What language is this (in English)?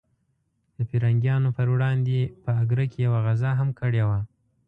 Pashto